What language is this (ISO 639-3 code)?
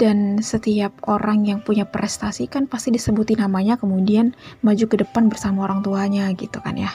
ind